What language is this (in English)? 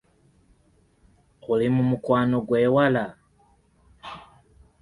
Ganda